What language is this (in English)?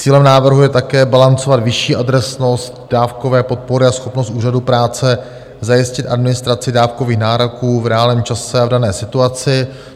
Czech